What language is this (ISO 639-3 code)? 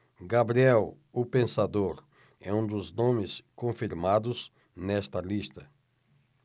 por